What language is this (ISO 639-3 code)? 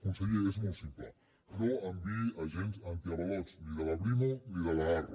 cat